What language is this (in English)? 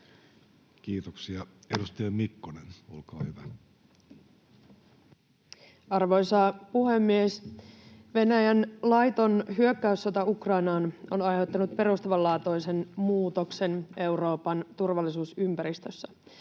Finnish